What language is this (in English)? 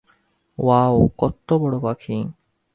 Bangla